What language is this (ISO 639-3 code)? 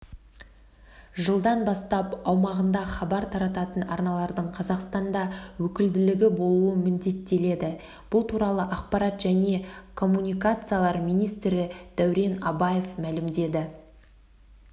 kaz